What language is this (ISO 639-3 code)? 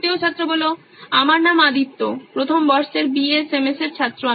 ben